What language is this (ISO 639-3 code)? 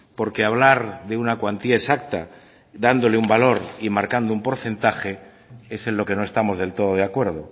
spa